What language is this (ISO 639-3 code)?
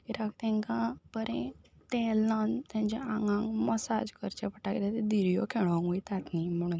kok